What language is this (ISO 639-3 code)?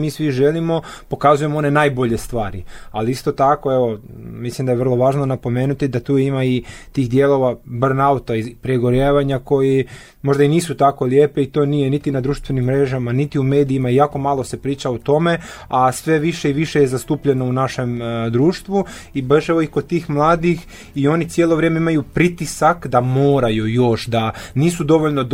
hrv